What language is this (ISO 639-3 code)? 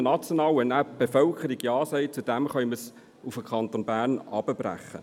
gsw